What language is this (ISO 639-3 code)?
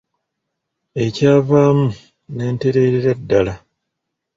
lug